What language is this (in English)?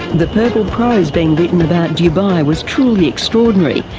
English